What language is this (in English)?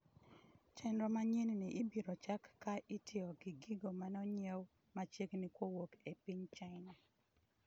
Luo (Kenya and Tanzania)